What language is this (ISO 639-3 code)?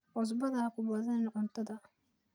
som